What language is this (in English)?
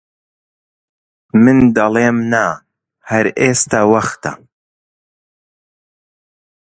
Central Kurdish